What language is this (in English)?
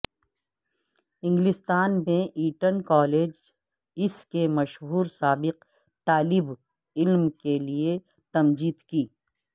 Urdu